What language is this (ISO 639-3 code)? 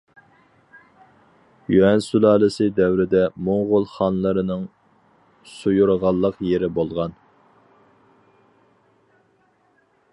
uig